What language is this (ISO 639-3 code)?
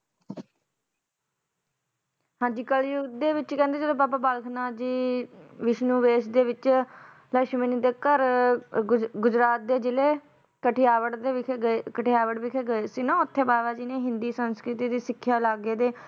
pan